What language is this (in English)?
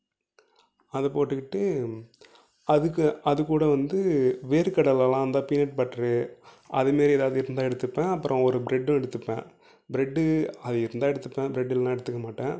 Tamil